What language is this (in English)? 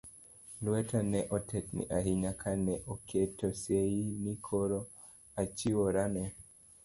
Luo (Kenya and Tanzania)